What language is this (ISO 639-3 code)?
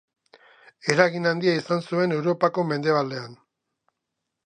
eus